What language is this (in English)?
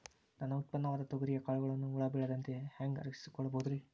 Kannada